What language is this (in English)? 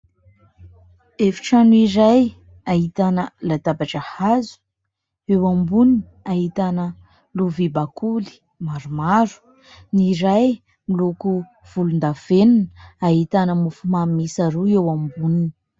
Malagasy